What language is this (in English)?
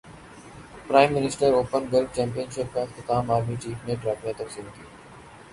Urdu